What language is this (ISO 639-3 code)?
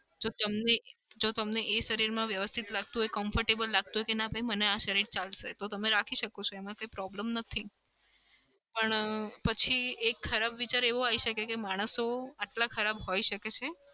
guj